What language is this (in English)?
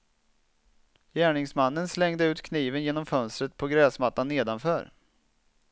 Swedish